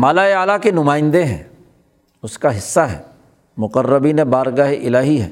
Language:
Urdu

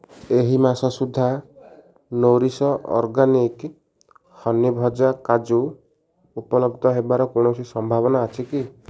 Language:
Odia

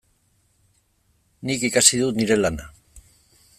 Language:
Basque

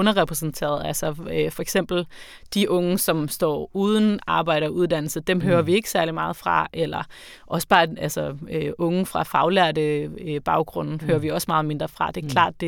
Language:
Danish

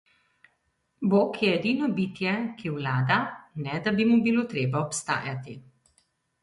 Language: Slovenian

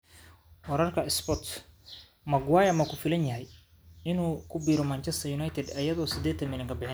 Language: Somali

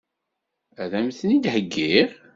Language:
Kabyle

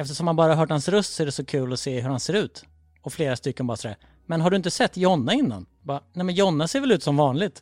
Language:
Swedish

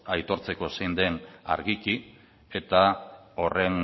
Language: Basque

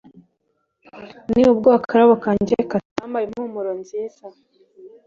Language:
Kinyarwanda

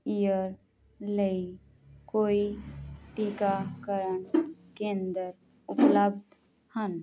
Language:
Punjabi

